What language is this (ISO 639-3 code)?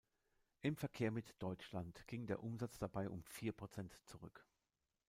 deu